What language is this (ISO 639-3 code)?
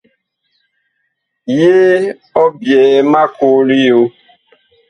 bkh